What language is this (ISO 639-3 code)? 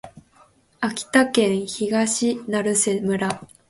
jpn